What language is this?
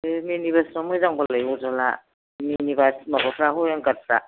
Bodo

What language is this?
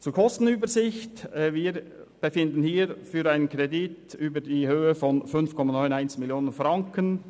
Swiss German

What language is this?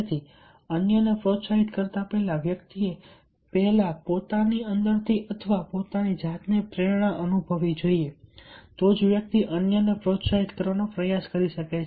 Gujarati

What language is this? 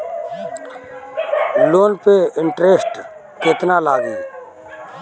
Bhojpuri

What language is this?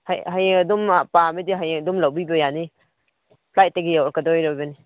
Manipuri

